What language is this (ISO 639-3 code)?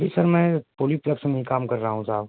urd